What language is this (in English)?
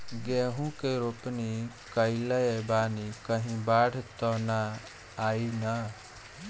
Bhojpuri